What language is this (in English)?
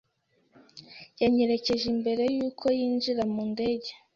Kinyarwanda